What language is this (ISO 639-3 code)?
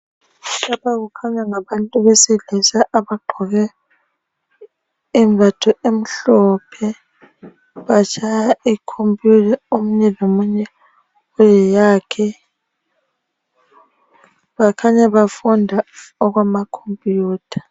nde